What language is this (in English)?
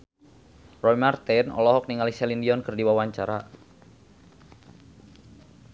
Sundanese